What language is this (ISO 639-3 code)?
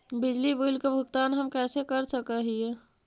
mag